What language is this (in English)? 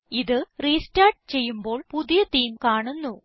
Malayalam